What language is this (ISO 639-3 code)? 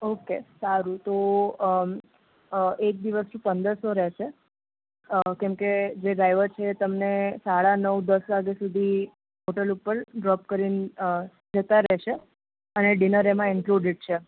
guj